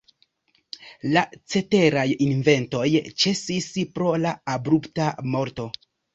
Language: Esperanto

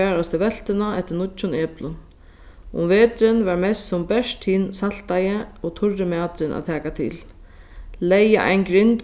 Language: Faroese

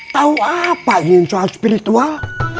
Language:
Indonesian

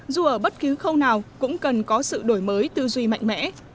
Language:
Vietnamese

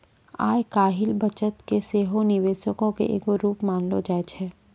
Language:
Maithili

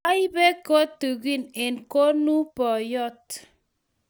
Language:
Kalenjin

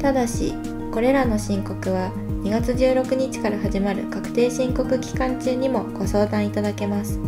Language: Japanese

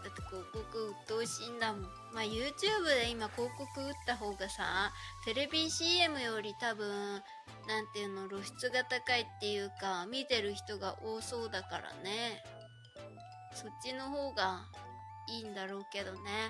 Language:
Japanese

